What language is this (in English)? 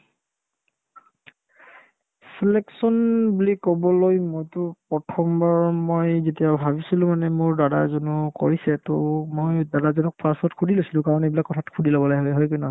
Assamese